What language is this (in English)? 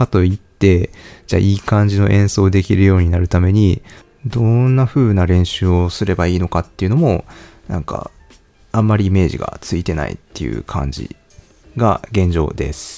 Japanese